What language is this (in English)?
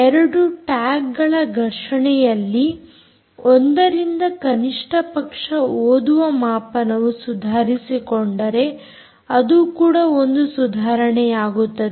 Kannada